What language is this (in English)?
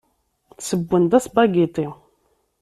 Kabyle